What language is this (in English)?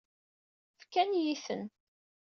Kabyle